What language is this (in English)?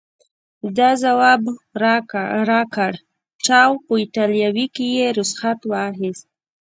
Pashto